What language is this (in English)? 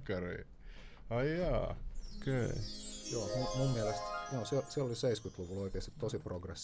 Finnish